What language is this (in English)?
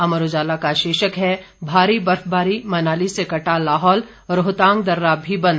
Hindi